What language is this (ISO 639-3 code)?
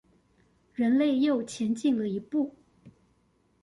zho